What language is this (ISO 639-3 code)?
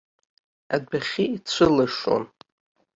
abk